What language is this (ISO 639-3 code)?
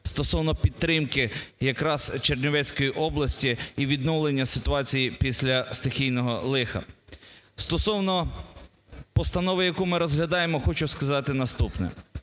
ukr